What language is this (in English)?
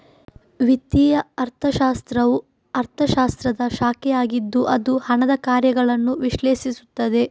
Kannada